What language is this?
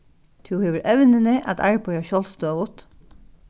Faroese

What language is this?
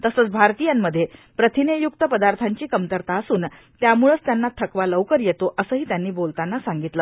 Marathi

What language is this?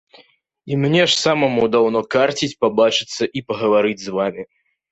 Belarusian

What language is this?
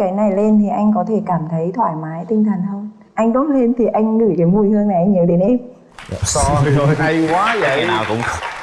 Vietnamese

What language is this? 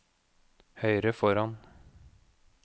Norwegian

